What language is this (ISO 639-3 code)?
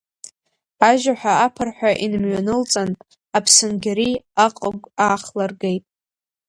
abk